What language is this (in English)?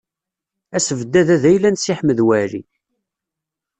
Kabyle